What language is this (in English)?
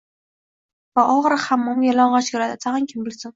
Uzbek